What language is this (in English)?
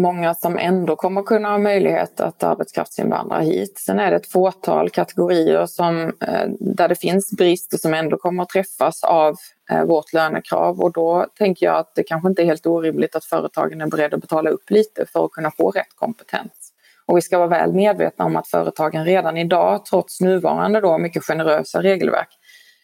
Swedish